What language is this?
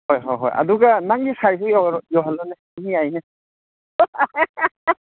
Manipuri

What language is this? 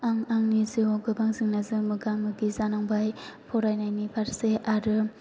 Bodo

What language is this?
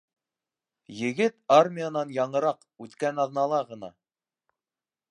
Bashkir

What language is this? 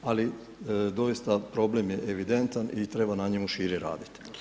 Croatian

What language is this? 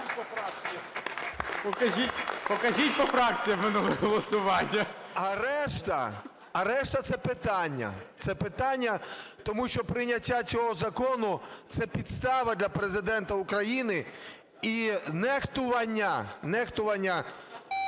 Ukrainian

